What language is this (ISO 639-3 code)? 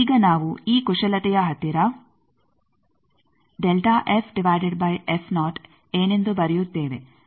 kan